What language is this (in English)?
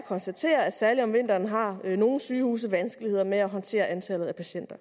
Danish